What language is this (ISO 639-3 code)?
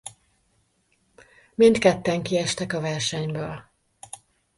hun